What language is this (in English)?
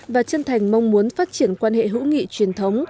Vietnamese